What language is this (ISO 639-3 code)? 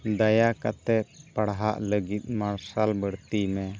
sat